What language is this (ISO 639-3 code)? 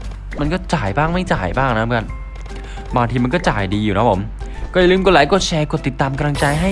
tha